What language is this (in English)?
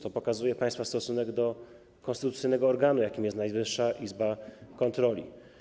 Polish